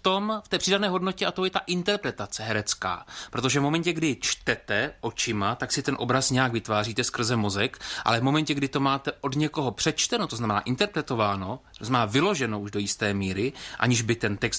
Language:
Czech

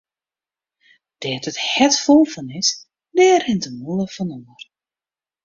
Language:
Western Frisian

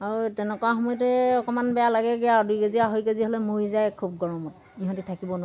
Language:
Assamese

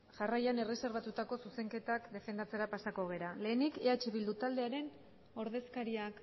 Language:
Basque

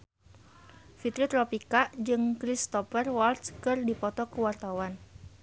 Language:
Sundanese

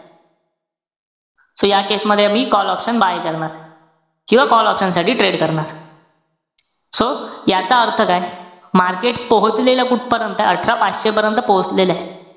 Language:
Marathi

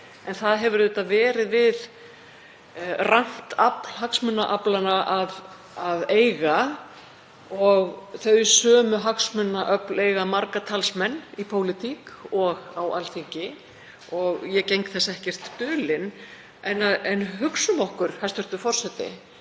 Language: Icelandic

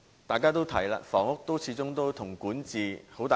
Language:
Cantonese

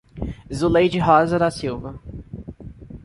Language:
Portuguese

